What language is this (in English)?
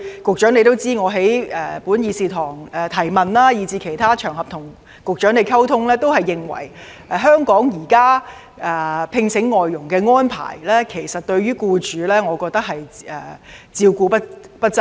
Cantonese